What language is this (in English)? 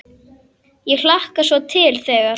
Icelandic